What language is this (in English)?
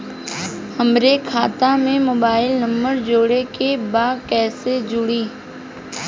Bhojpuri